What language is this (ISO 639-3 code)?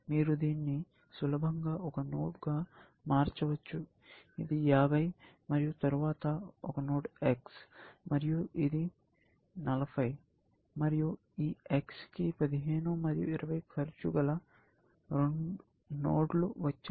tel